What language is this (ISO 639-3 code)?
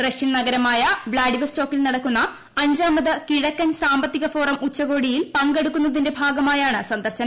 mal